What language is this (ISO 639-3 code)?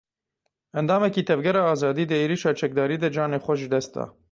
kur